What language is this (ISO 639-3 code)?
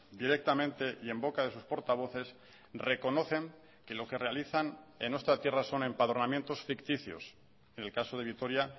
spa